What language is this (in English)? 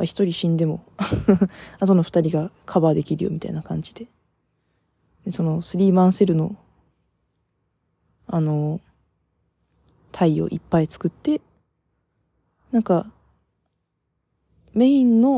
Japanese